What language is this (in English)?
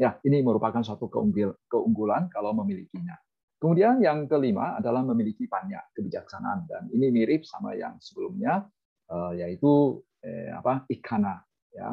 Indonesian